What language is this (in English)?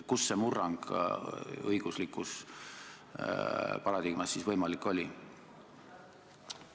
Estonian